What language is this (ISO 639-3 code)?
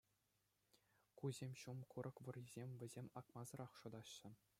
chv